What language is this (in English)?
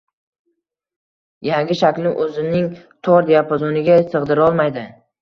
Uzbek